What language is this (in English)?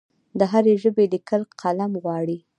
Pashto